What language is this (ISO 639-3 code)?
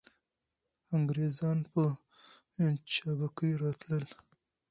pus